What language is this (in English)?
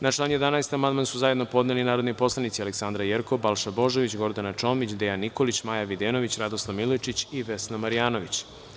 Serbian